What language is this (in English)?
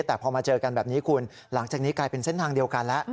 Thai